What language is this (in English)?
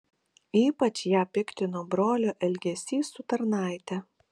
Lithuanian